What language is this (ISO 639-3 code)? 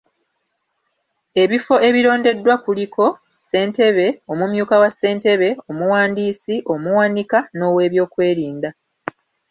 lug